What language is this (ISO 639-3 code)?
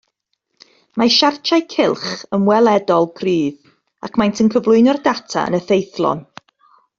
cym